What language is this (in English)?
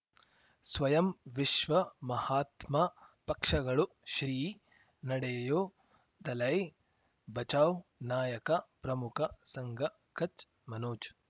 Kannada